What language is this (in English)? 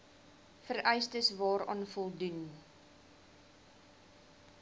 Afrikaans